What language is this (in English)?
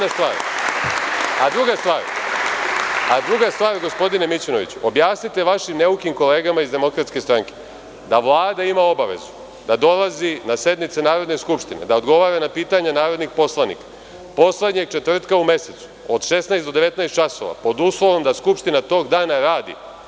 Serbian